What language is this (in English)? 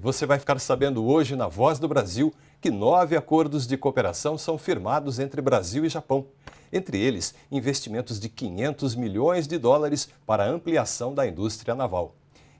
Portuguese